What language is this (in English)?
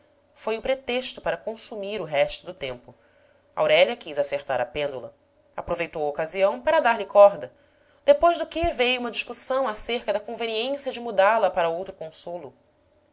Portuguese